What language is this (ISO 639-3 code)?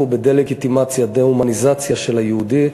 heb